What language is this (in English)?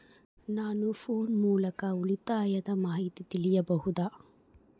Kannada